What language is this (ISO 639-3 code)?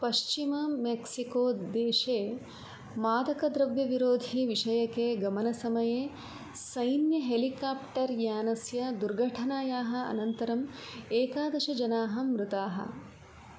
san